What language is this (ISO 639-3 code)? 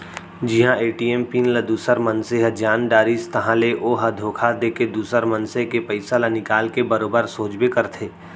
hne